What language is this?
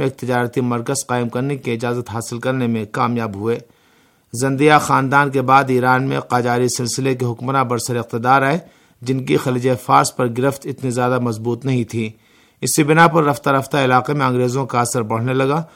Urdu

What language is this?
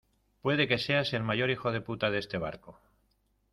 Spanish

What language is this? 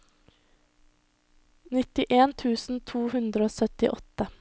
Norwegian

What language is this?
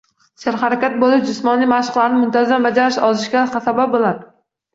Uzbek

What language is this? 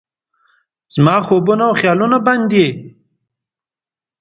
Pashto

